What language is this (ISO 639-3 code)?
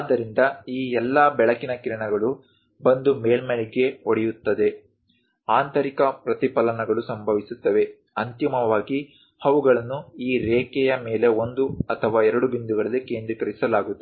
kan